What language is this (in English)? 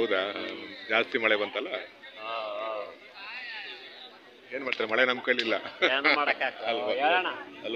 Arabic